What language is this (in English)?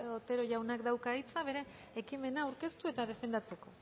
Basque